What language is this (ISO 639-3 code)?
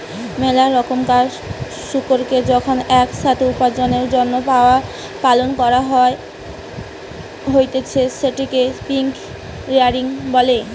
ben